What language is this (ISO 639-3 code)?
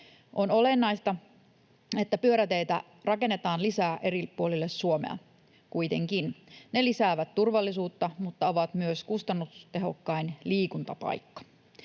fin